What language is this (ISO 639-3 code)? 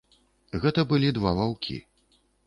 bel